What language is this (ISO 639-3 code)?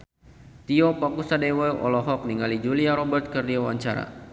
sun